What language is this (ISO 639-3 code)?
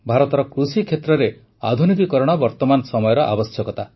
ori